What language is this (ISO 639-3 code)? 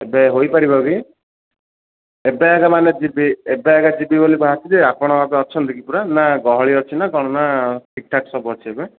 ori